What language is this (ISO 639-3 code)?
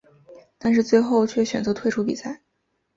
zho